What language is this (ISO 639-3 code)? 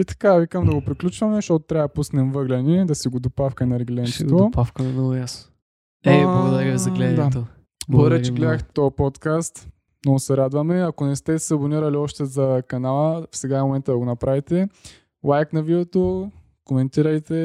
bul